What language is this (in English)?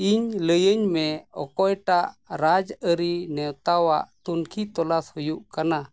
Santali